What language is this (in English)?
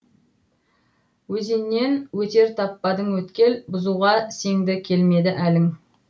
Kazakh